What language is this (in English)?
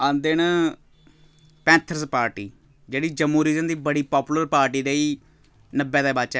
Dogri